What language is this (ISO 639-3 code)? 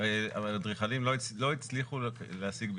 heb